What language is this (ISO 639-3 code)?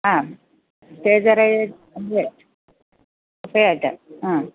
mal